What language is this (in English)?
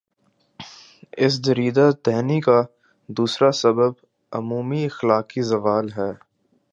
Urdu